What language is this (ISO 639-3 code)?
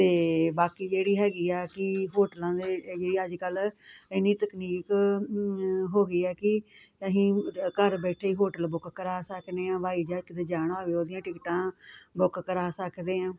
pan